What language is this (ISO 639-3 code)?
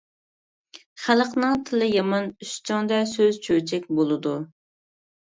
uig